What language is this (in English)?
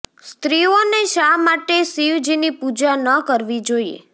Gujarati